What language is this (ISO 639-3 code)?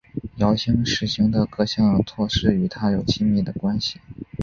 zho